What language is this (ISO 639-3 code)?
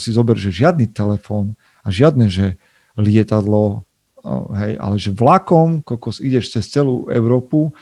slk